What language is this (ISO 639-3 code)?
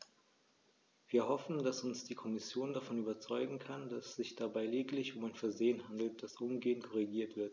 deu